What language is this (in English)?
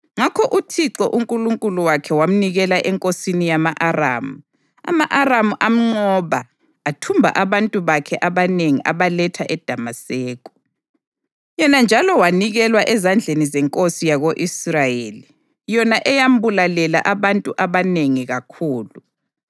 North Ndebele